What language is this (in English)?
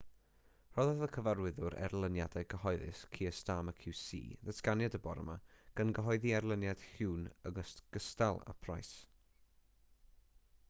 Welsh